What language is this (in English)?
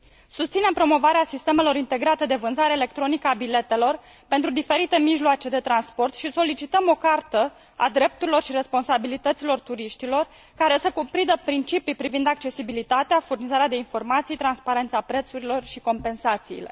Romanian